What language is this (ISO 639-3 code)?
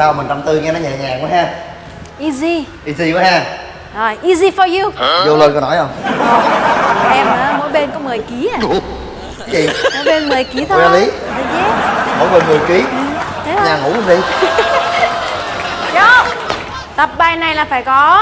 vie